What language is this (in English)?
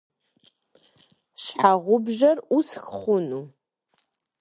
Kabardian